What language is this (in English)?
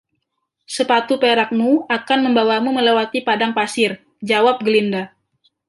Indonesian